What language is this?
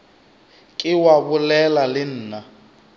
Northern Sotho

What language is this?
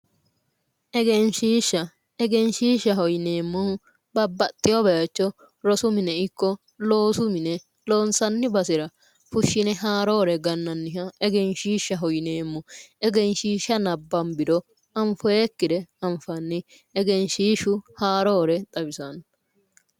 Sidamo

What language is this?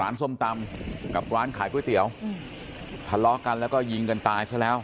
Thai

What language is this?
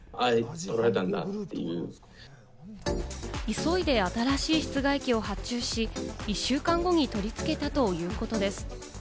Japanese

